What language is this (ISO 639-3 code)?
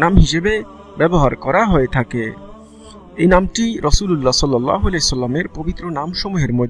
hin